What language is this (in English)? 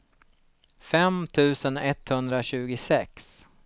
Swedish